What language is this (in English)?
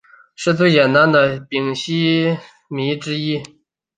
Chinese